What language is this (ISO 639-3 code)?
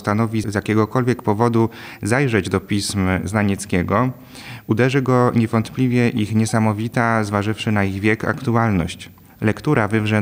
pol